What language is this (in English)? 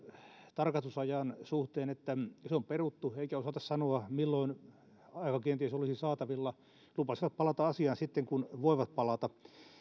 Finnish